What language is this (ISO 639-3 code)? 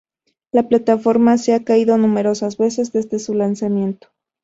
spa